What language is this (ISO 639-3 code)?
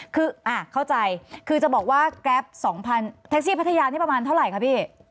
tha